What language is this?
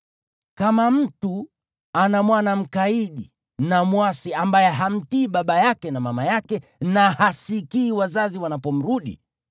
Swahili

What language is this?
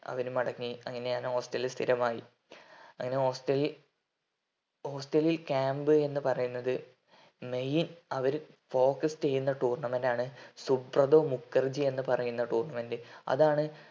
Malayalam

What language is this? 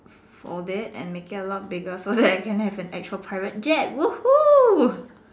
English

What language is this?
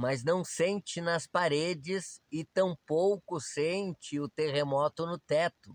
Portuguese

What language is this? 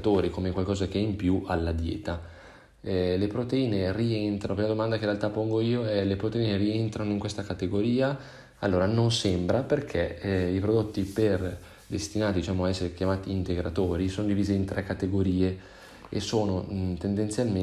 Italian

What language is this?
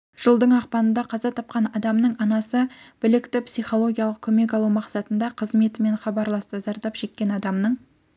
Kazakh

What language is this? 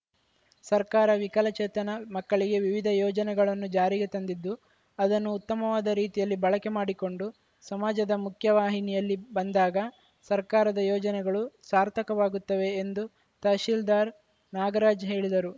Kannada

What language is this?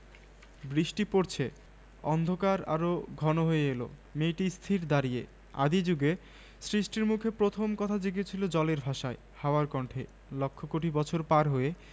Bangla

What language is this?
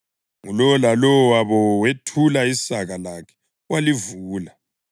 North Ndebele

